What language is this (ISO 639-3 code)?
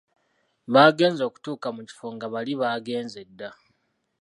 lug